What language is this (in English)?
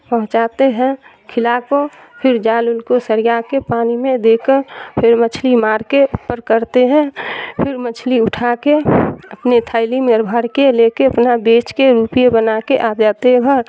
Urdu